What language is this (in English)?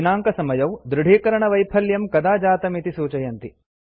Sanskrit